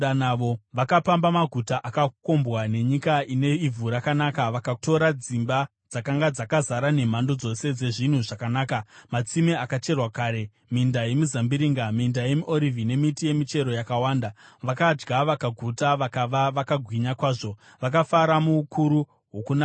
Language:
Shona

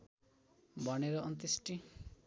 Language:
Nepali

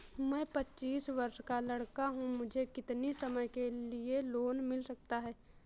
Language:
Hindi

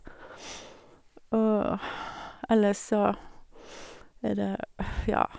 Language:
Norwegian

